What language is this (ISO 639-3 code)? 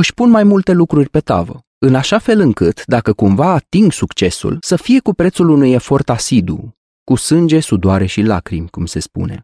ron